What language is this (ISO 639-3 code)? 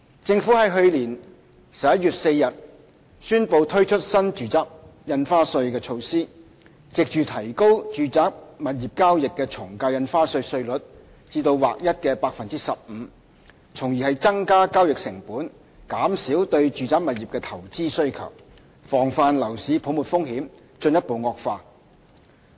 yue